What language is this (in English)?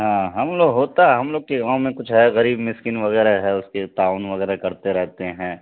Urdu